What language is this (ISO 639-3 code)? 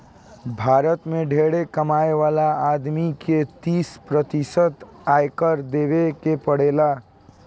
bho